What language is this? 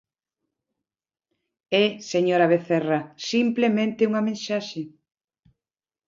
Galician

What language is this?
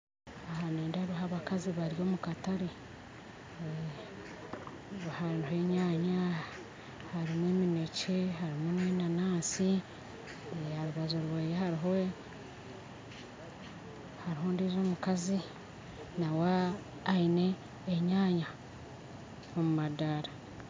Nyankole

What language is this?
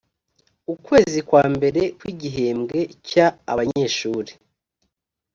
Kinyarwanda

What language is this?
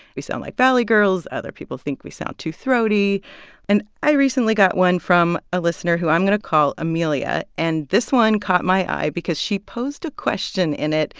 English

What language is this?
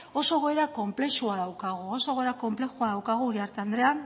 Basque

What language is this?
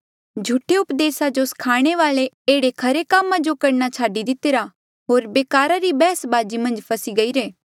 Mandeali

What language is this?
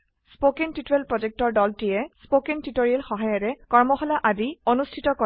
Assamese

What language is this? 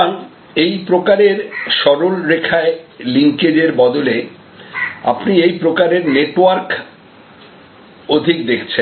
Bangla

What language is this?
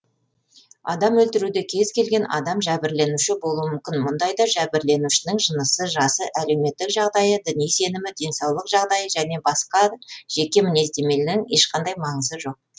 Kazakh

